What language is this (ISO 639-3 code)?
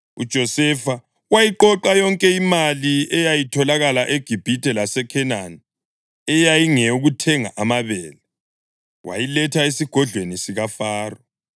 nde